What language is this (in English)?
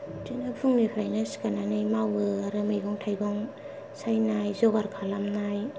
Bodo